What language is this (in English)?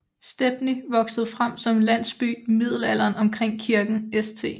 Danish